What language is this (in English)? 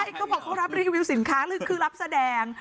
Thai